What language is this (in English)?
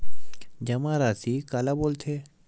Chhattisgarhi